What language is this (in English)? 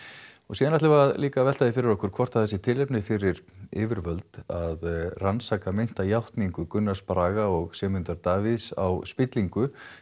Icelandic